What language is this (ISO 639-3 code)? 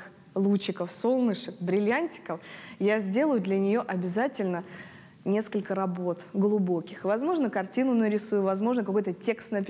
rus